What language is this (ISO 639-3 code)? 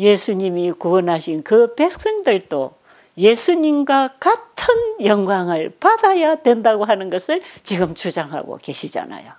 kor